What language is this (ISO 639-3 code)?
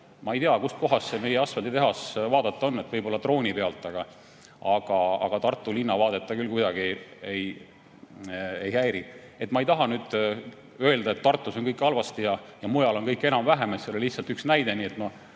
est